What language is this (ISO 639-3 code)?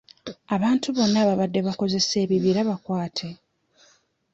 lug